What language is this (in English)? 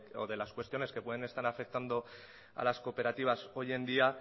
Spanish